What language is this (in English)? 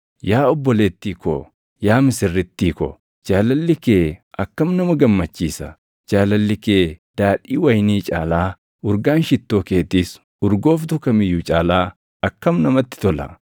Oromo